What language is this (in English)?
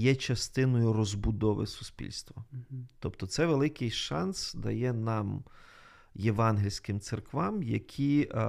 Ukrainian